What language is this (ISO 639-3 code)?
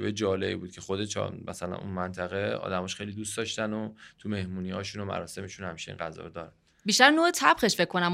fas